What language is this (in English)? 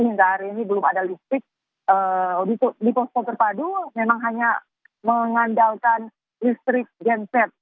Indonesian